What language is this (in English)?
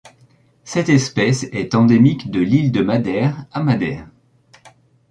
French